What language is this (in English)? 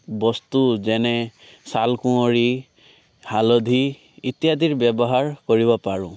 Assamese